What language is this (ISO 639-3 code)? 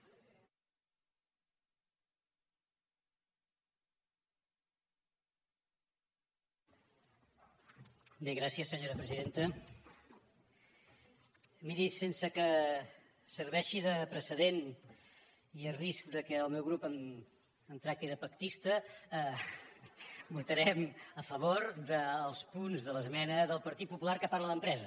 cat